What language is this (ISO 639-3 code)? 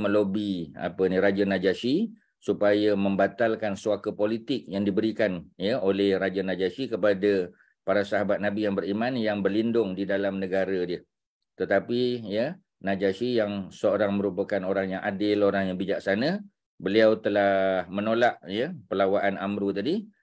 msa